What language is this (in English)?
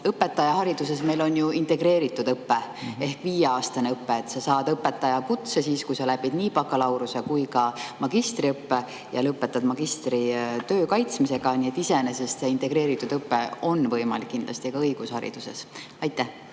Estonian